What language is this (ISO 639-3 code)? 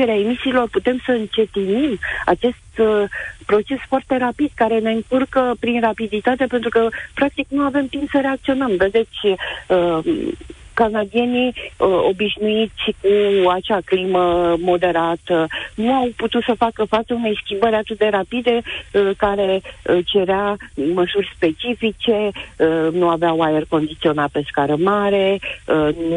ron